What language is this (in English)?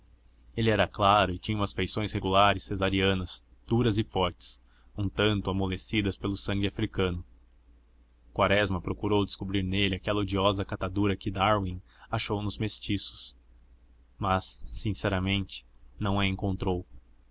Portuguese